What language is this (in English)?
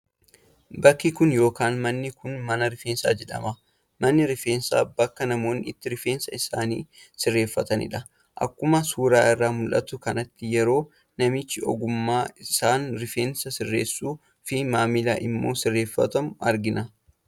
Oromo